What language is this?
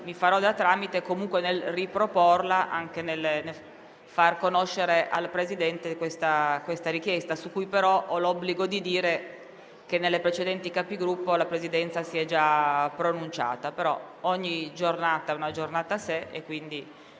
Italian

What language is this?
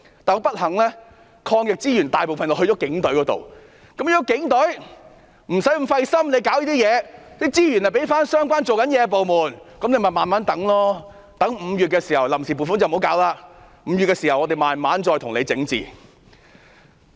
Cantonese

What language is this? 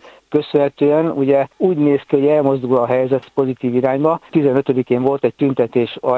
Hungarian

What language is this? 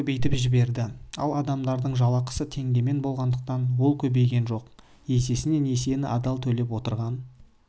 Kazakh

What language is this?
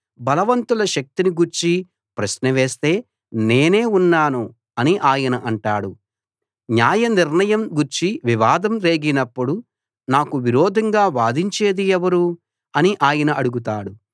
Telugu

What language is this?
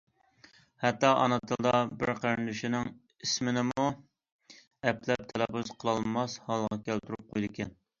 Uyghur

